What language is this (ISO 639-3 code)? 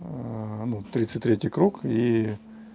rus